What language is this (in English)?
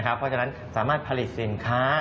Thai